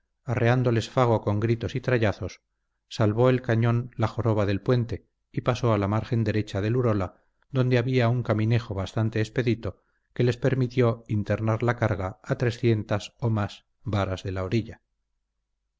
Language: Spanish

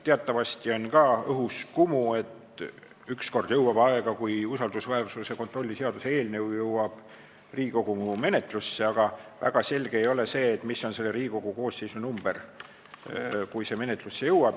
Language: Estonian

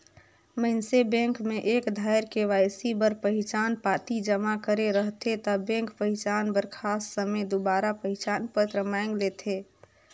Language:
Chhattisgarhi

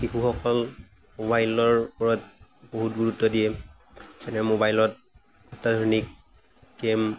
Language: Assamese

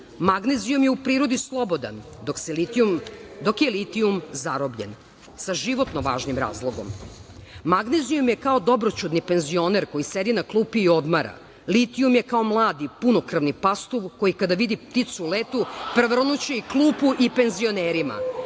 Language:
Serbian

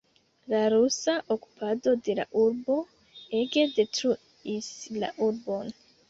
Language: Esperanto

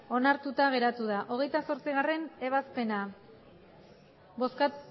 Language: Basque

